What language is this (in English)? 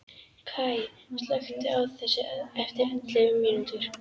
Icelandic